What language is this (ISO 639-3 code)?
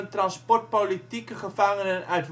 nld